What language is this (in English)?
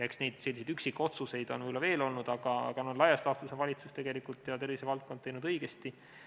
Estonian